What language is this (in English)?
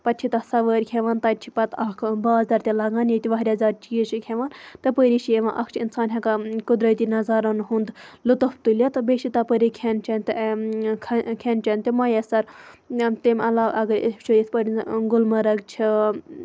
Kashmiri